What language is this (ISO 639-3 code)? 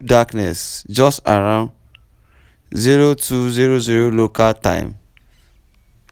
pcm